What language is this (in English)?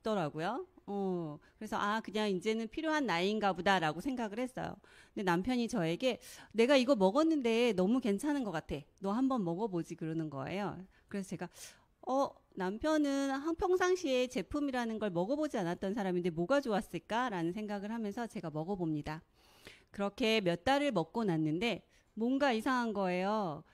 Korean